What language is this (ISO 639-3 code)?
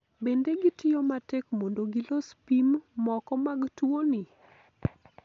luo